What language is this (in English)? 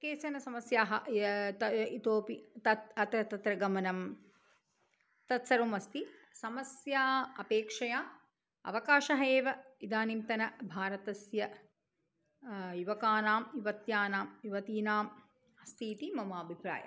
Sanskrit